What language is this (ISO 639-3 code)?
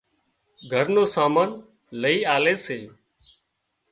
kxp